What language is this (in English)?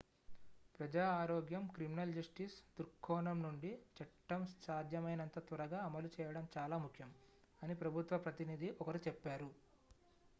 Telugu